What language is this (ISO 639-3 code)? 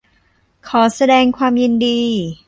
tha